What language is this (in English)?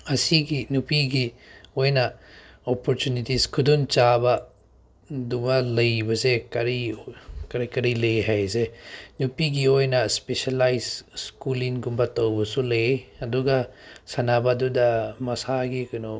Manipuri